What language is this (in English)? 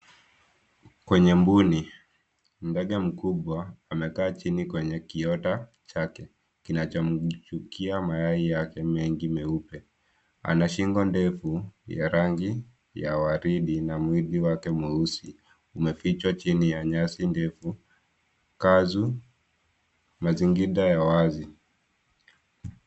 Swahili